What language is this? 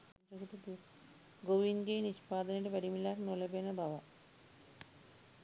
Sinhala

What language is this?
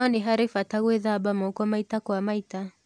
Kikuyu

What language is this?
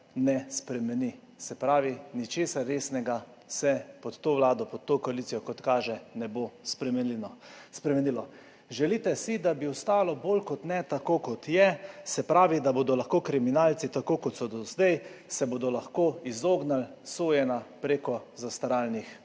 Slovenian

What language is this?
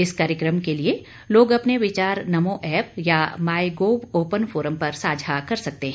Hindi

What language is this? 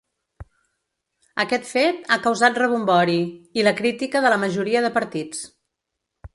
Catalan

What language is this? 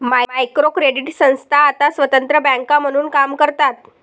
Marathi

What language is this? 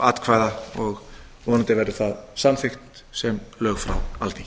Icelandic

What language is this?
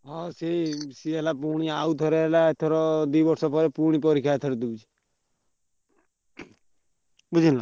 Odia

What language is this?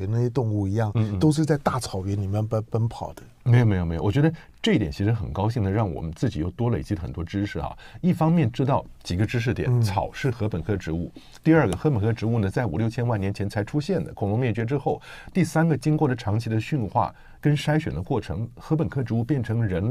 Chinese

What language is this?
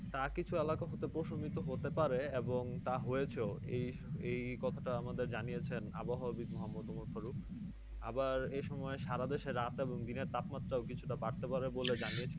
Bangla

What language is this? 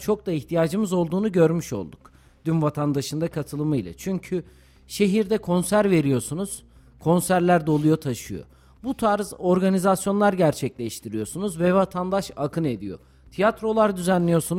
Turkish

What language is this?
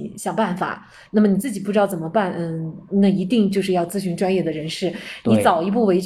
Chinese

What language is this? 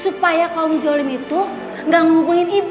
Indonesian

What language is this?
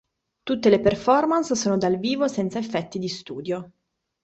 Italian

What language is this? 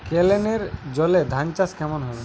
Bangla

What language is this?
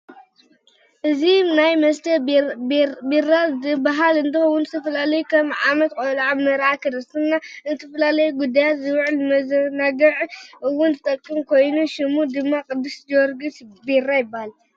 Tigrinya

